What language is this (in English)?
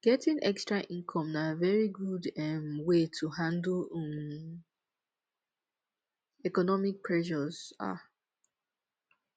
Nigerian Pidgin